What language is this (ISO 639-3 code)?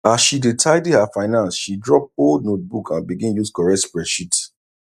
pcm